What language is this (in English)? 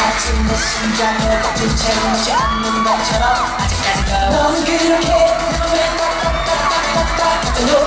Korean